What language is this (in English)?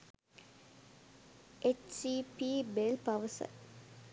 Sinhala